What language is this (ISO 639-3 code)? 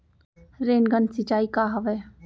hne